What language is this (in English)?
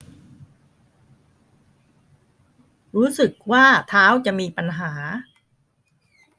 Thai